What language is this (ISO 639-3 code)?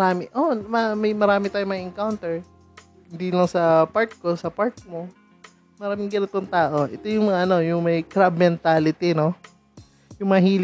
fil